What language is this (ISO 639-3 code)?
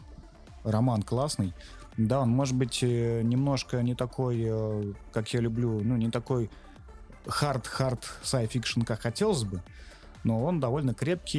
rus